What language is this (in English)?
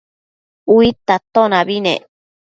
Matsés